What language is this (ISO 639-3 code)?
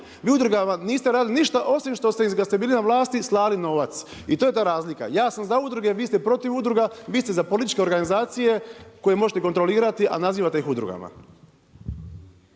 hrv